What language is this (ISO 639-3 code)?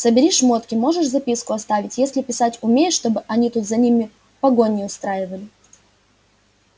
rus